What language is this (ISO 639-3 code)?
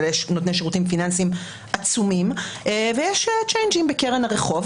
heb